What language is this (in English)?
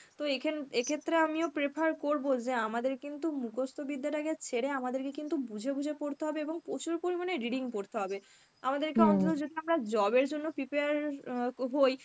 Bangla